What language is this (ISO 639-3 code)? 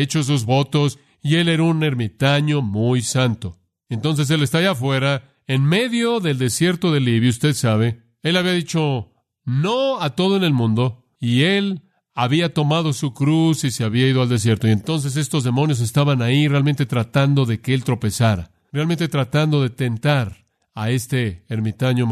spa